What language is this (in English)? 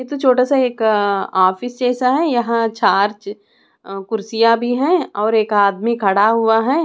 Hindi